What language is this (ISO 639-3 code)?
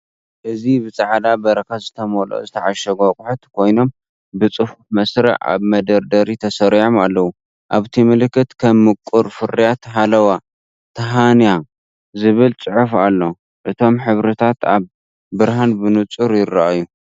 tir